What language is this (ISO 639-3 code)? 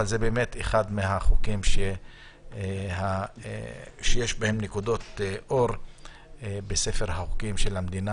heb